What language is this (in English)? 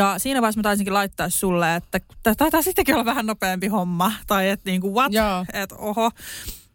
Finnish